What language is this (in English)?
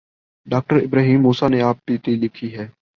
Urdu